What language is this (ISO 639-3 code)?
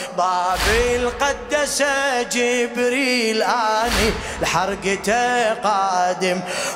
ara